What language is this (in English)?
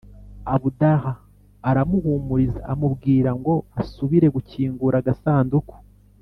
Kinyarwanda